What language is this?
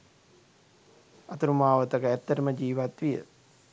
Sinhala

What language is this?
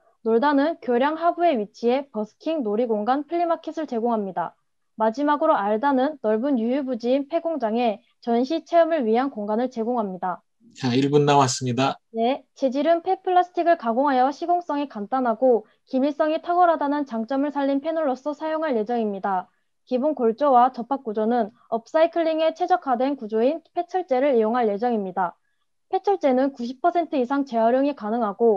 Korean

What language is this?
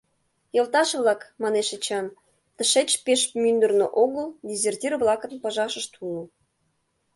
Mari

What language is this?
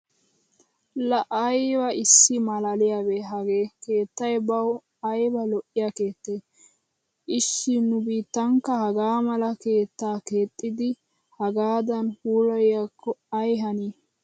Wolaytta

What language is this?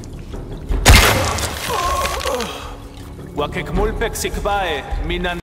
Italian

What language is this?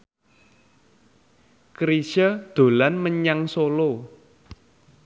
Javanese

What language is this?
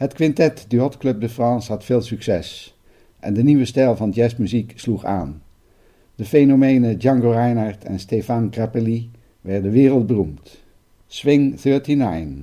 Dutch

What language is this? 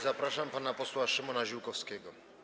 Polish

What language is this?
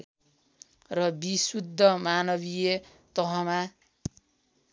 Nepali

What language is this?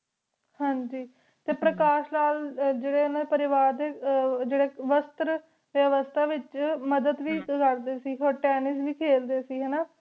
Punjabi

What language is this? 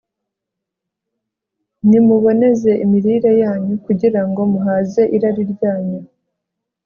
Kinyarwanda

